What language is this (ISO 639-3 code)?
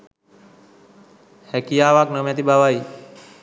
sin